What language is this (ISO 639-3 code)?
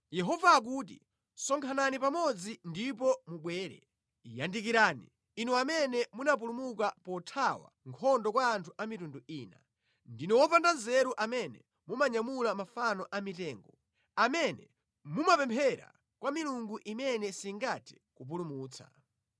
nya